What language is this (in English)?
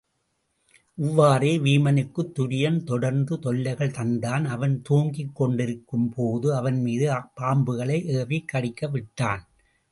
Tamil